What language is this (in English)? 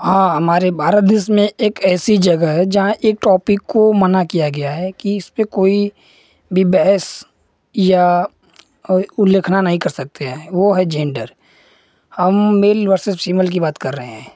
Hindi